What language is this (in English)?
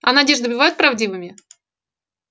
Russian